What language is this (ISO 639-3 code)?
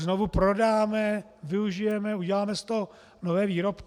ces